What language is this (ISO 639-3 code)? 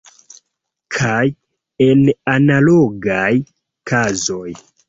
epo